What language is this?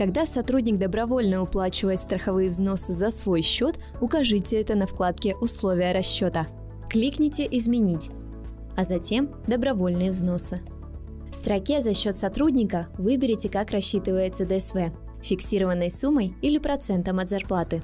Russian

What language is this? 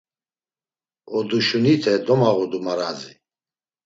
Laz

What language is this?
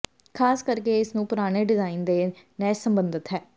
Punjabi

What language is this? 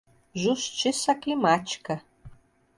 Portuguese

